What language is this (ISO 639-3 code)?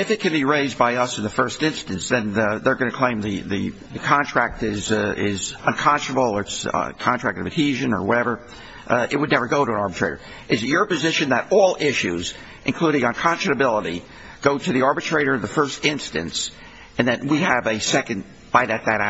eng